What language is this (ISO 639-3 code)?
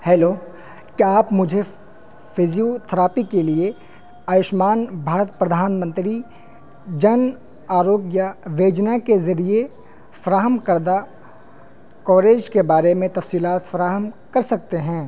urd